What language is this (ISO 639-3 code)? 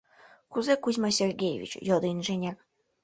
chm